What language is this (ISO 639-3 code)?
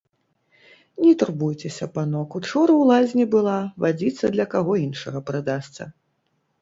bel